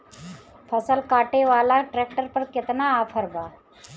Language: Bhojpuri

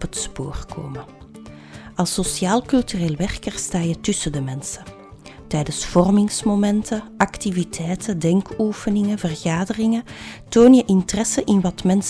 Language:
Dutch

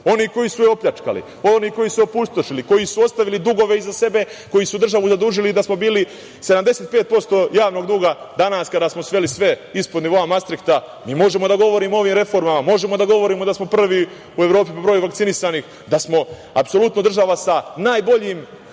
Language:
Serbian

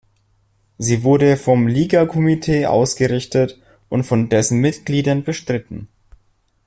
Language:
German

